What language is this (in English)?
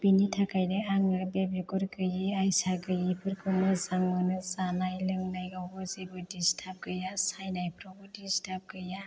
Bodo